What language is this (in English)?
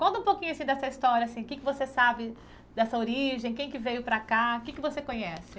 Portuguese